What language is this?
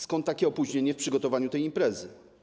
Polish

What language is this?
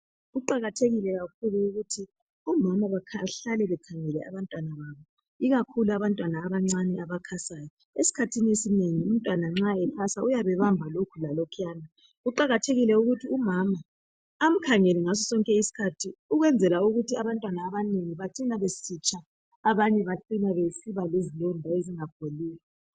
North Ndebele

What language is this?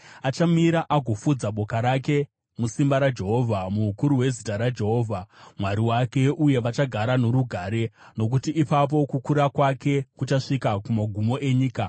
Shona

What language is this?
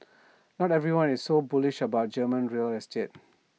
English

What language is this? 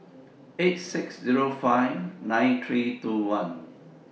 English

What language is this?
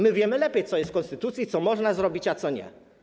Polish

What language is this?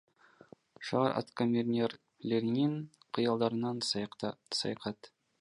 Kyrgyz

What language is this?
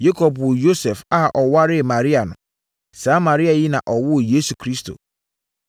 Akan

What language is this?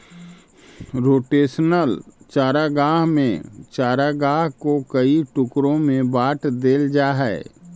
Magahi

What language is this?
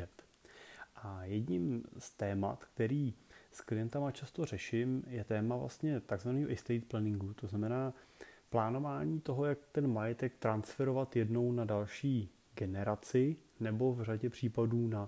Czech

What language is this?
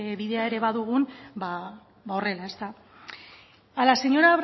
Basque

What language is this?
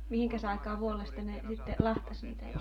Finnish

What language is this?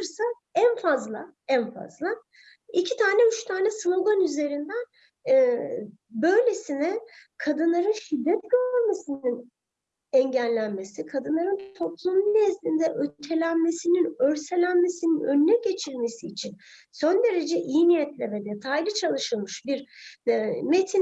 Turkish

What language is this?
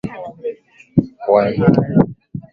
Swahili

